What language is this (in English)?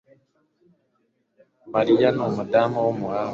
Kinyarwanda